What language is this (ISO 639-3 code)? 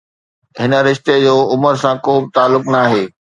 snd